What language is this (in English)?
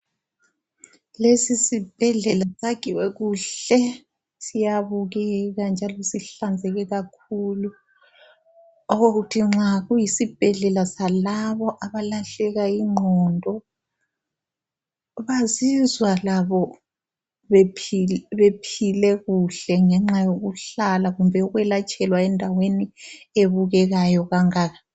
North Ndebele